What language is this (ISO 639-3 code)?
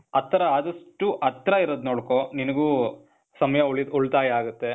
kan